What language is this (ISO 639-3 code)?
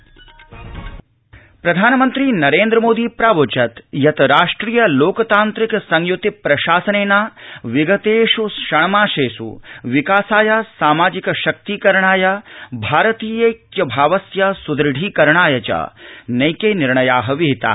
san